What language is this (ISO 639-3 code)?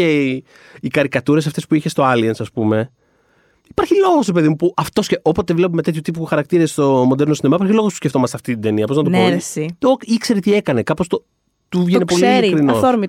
ell